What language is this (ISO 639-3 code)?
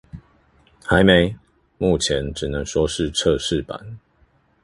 zho